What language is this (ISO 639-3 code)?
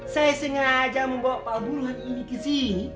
ind